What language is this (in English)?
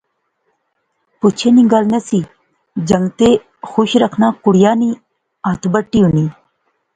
Pahari-Potwari